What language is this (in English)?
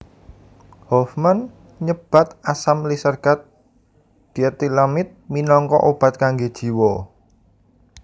Javanese